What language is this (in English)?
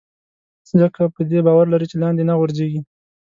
Pashto